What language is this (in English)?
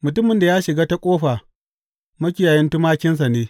Hausa